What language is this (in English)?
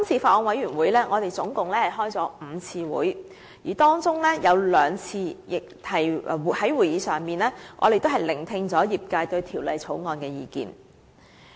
Cantonese